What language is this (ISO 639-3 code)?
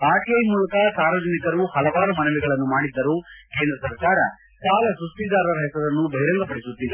kan